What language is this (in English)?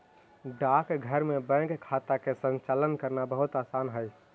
Magahi